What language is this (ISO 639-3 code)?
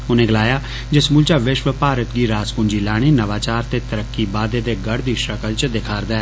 doi